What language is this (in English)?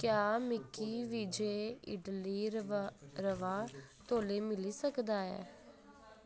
Dogri